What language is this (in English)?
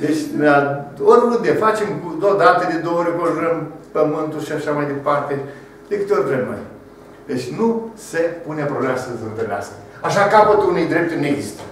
Romanian